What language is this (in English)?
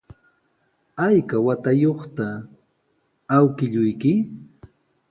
Sihuas Ancash Quechua